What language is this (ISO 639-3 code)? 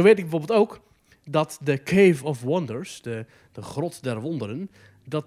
nld